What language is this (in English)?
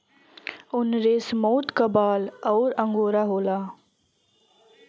Bhojpuri